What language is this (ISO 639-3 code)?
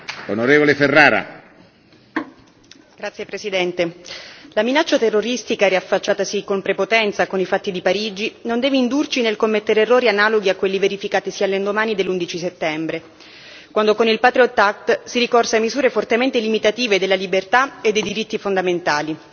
ita